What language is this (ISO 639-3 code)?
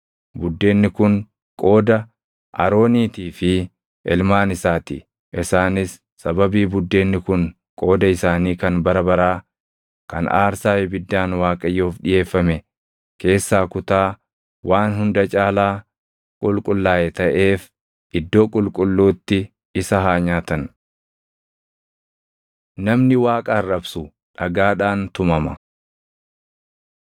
orm